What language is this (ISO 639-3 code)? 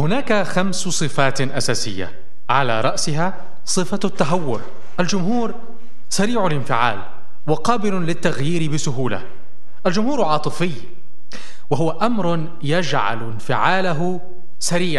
ara